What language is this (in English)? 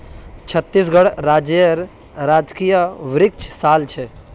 Magahi